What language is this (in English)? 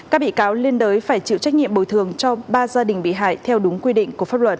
Vietnamese